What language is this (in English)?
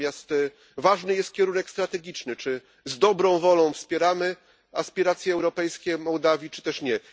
Polish